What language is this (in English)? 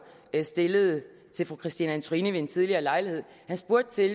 Danish